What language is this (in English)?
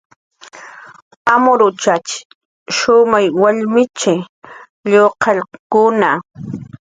Jaqaru